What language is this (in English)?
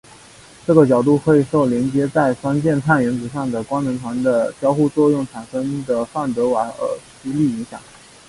Chinese